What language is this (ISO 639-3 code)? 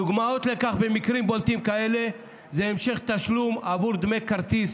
heb